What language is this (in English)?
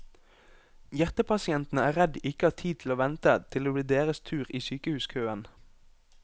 Norwegian